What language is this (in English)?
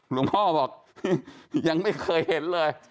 Thai